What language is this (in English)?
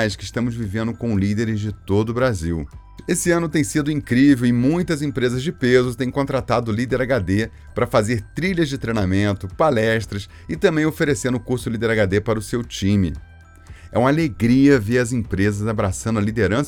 Portuguese